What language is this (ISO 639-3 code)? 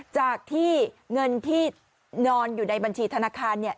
tha